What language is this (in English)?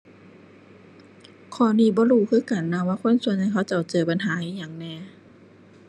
Thai